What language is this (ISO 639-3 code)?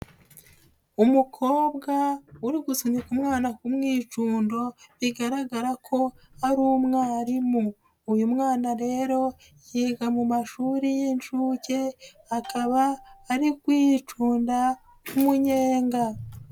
kin